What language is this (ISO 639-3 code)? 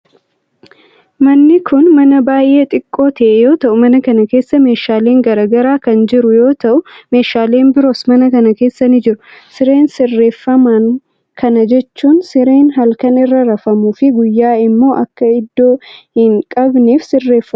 orm